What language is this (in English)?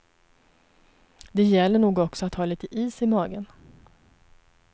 Swedish